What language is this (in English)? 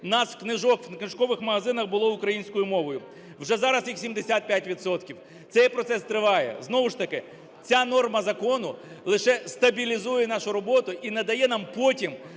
Ukrainian